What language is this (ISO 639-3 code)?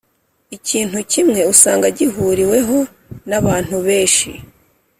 kin